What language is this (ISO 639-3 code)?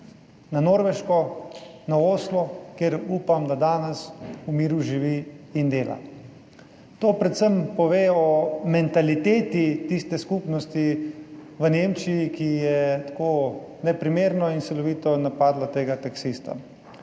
slv